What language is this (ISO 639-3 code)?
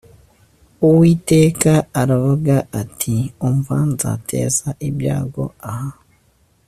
kin